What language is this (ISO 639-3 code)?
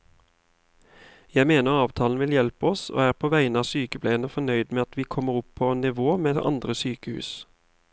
nor